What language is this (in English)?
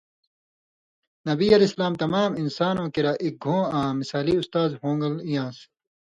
Indus Kohistani